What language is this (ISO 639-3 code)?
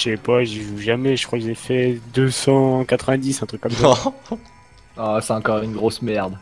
fra